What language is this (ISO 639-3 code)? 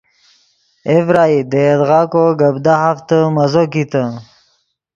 ydg